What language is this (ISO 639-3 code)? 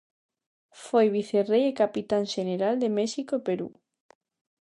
glg